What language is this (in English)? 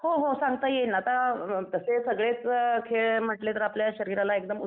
Marathi